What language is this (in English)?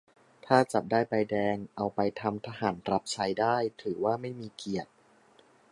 Thai